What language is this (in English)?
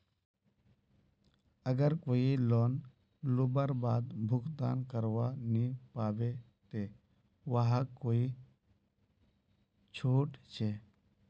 Magahi